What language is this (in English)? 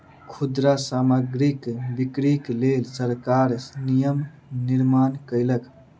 Maithili